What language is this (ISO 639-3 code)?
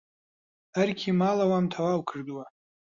ckb